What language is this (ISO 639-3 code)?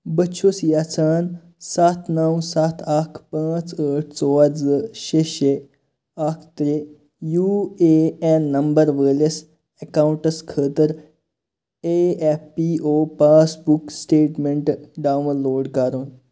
kas